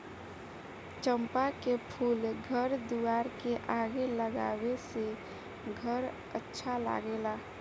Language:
Bhojpuri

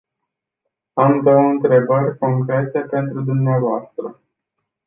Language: Romanian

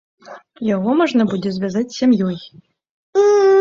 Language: Belarusian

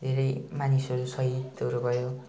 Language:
Nepali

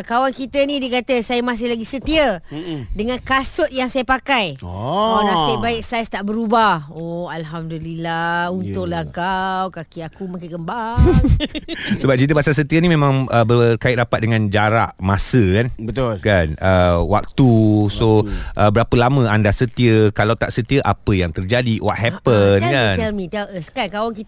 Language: Malay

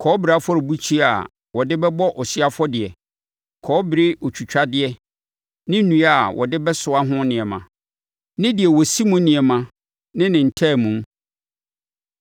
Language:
Akan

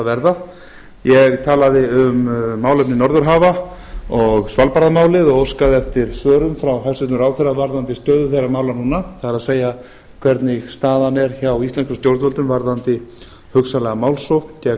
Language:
Icelandic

